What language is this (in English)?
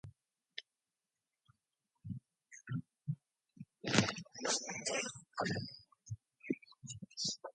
English